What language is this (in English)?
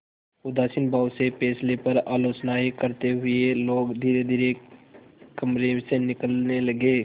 Hindi